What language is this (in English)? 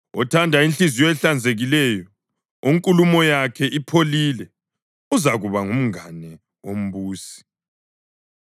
North Ndebele